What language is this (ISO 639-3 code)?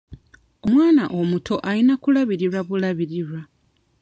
lug